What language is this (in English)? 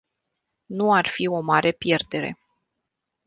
Romanian